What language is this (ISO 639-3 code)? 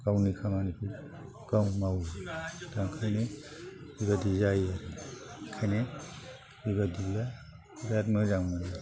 brx